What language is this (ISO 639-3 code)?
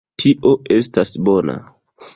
epo